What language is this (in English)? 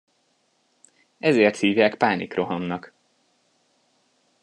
Hungarian